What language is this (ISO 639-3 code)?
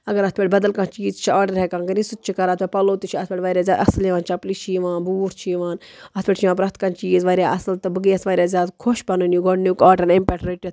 kas